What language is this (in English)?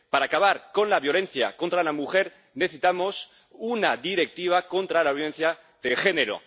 Spanish